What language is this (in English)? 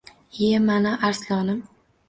Uzbek